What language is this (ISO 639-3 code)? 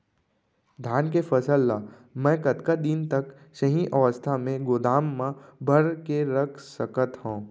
hne